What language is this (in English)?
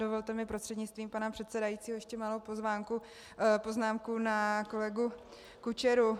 Czech